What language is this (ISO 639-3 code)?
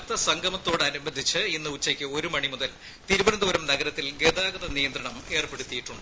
mal